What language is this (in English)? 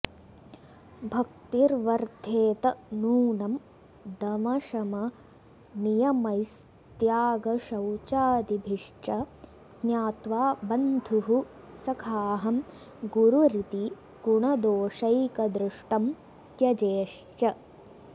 Sanskrit